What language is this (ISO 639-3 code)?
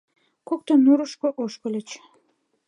chm